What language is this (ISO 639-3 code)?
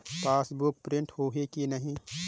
hne